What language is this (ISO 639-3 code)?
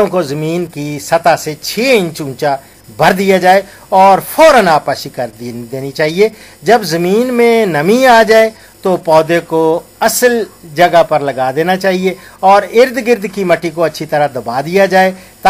ara